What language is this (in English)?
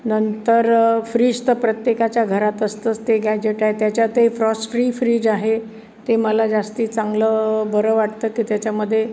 Marathi